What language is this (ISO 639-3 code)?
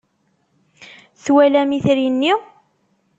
kab